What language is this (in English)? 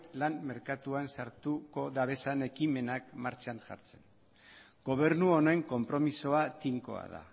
Basque